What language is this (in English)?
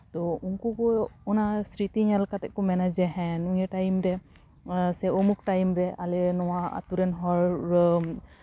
Santali